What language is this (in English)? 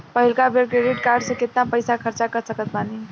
Bhojpuri